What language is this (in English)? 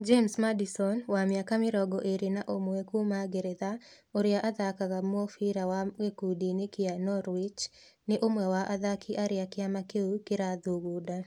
Kikuyu